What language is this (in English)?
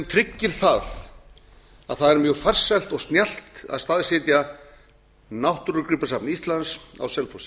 Icelandic